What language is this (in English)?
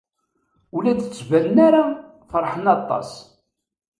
Kabyle